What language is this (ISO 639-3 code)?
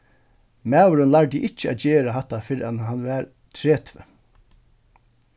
fao